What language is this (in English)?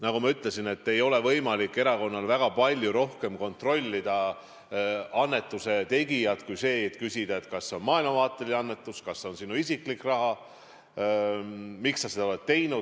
Estonian